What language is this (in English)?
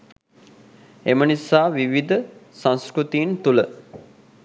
Sinhala